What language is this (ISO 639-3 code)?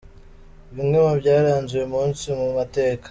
kin